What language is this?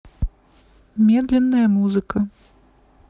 Russian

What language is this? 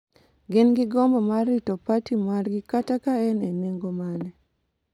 Luo (Kenya and Tanzania)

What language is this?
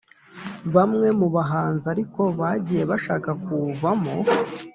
Kinyarwanda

